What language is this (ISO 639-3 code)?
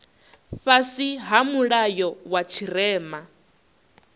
ven